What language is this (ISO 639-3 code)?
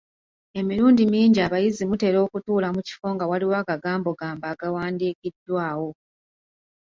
lug